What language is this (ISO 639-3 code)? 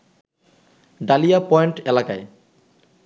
ben